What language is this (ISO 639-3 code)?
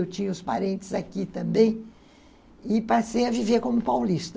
por